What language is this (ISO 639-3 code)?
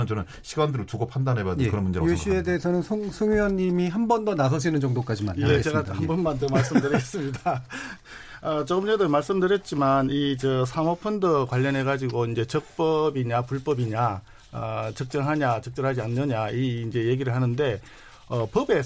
kor